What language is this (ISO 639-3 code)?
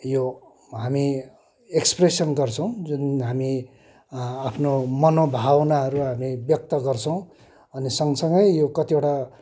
nep